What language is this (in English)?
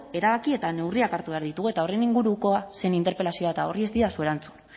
Basque